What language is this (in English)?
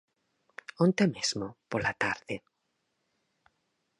Galician